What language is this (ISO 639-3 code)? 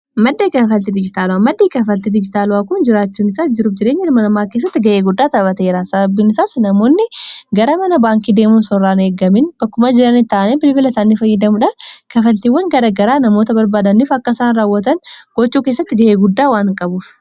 orm